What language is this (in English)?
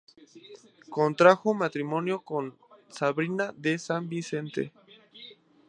Spanish